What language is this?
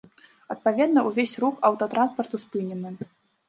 Belarusian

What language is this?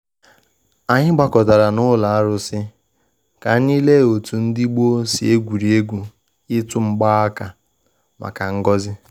Igbo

